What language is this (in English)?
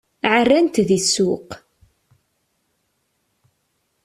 Kabyle